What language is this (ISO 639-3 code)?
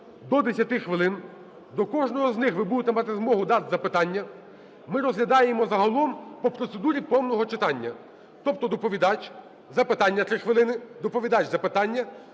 ukr